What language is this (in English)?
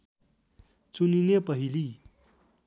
Nepali